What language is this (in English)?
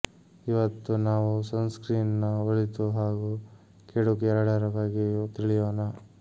Kannada